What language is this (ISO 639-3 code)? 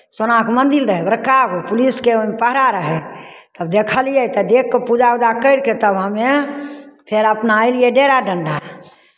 mai